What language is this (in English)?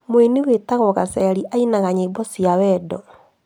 Kikuyu